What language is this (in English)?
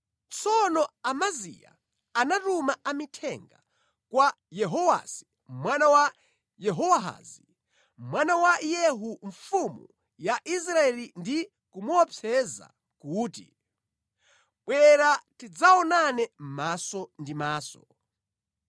Nyanja